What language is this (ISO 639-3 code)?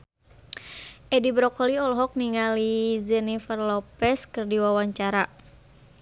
sun